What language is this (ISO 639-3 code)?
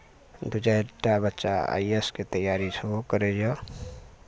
mai